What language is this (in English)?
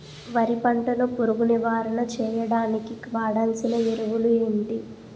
Telugu